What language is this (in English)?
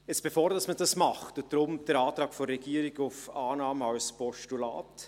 Swiss German